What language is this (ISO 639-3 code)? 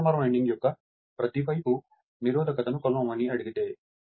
tel